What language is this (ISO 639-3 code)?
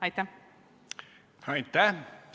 est